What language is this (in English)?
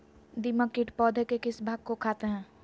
Magahi